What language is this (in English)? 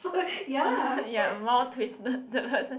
English